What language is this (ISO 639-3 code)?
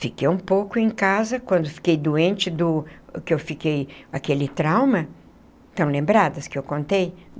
por